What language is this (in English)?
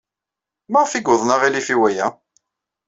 Kabyle